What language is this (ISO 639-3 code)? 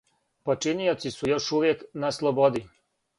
srp